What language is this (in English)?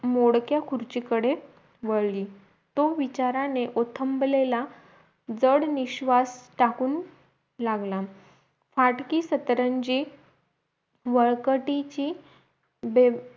Marathi